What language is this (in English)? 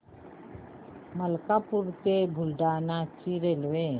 Marathi